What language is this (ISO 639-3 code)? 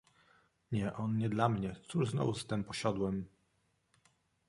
pol